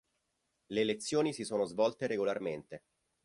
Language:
Italian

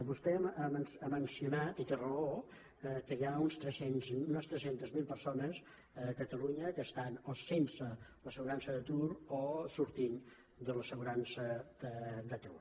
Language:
Catalan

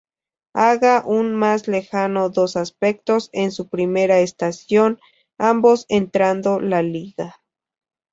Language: Spanish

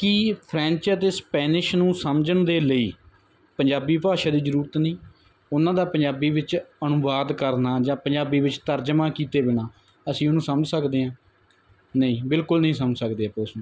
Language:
Punjabi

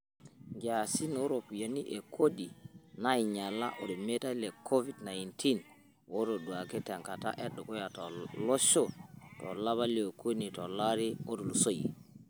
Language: Masai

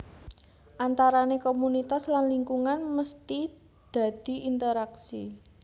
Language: Javanese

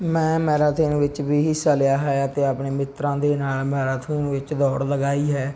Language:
Punjabi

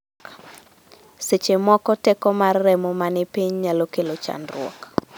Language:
Luo (Kenya and Tanzania)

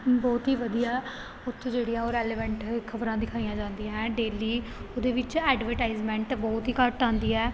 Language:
Punjabi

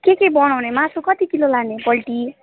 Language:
Nepali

